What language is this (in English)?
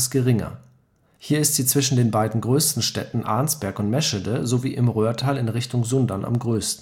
German